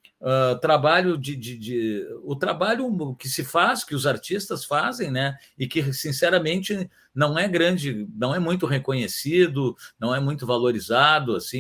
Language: Portuguese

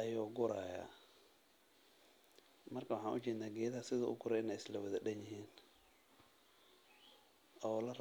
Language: Somali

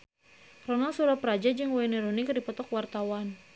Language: Sundanese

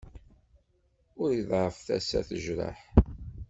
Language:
Kabyle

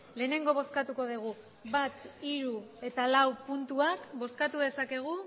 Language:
Basque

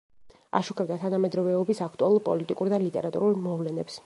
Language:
Georgian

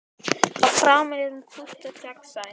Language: Icelandic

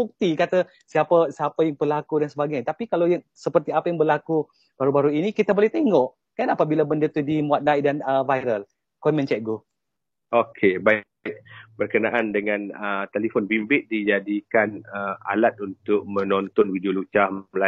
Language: Malay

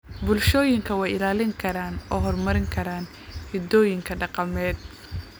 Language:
Somali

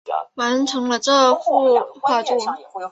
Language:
Chinese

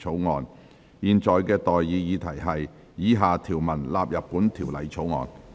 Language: Cantonese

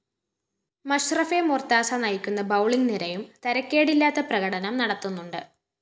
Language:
Malayalam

